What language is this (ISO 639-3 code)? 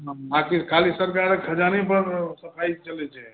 mai